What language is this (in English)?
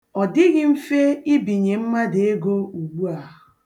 Igbo